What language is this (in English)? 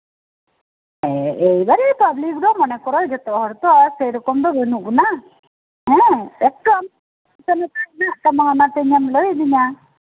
Santali